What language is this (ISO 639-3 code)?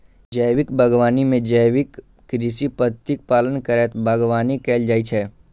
mai